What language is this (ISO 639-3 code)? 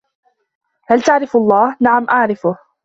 ara